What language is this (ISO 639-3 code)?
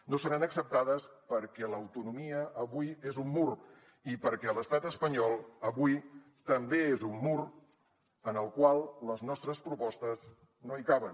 cat